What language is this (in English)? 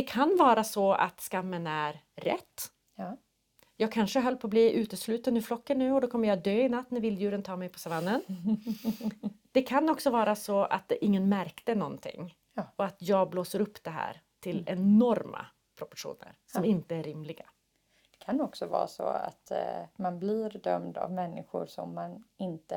Swedish